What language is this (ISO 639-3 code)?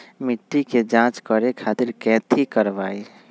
mag